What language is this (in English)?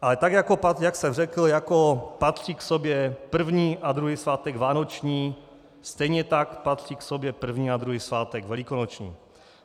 Czech